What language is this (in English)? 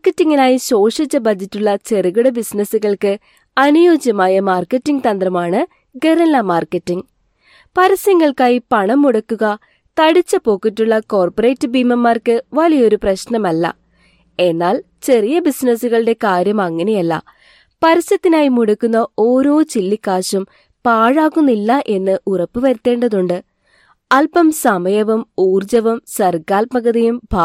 Malayalam